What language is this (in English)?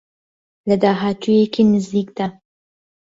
Central Kurdish